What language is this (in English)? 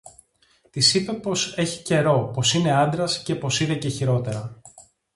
Greek